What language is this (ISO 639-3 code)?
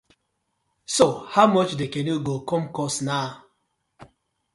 pcm